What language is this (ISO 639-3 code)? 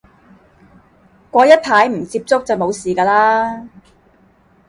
yue